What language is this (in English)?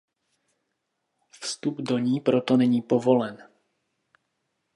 Czech